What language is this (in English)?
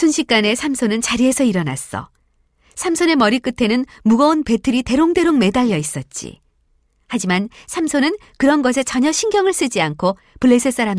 Korean